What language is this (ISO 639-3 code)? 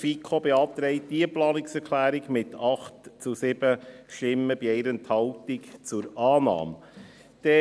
gsw